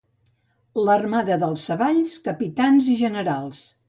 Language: Catalan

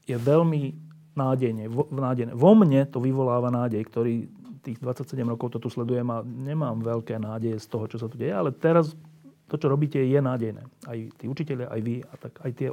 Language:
Slovak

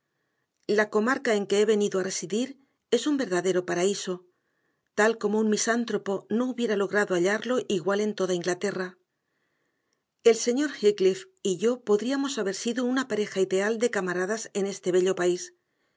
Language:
Spanish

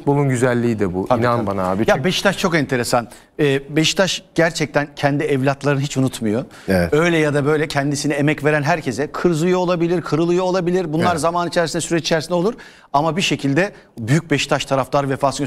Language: Turkish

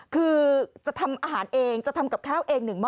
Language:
Thai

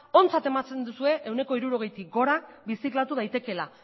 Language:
Basque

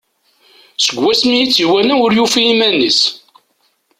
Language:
Kabyle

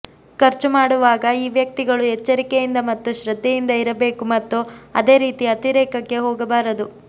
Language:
Kannada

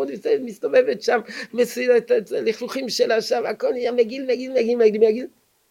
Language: Hebrew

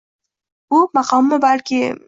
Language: Uzbek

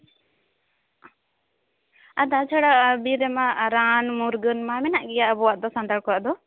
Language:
Santali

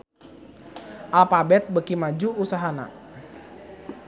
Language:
Sundanese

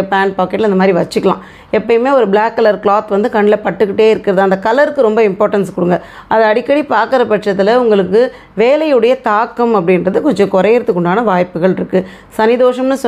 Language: Tamil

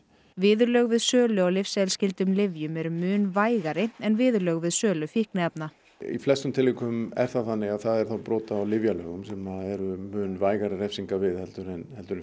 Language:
Icelandic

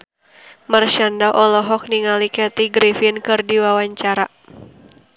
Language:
Sundanese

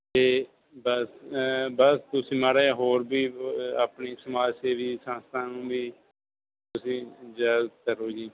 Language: Punjabi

